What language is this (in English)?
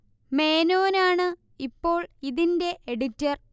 Malayalam